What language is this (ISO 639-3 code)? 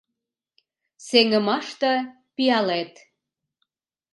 chm